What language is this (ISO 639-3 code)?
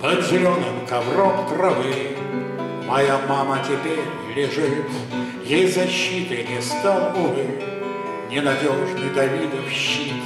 rus